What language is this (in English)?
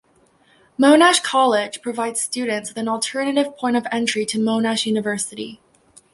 English